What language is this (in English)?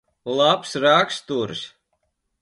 Latvian